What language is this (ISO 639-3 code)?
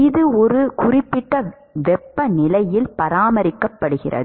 tam